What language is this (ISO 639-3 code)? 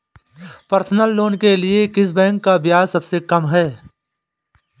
hin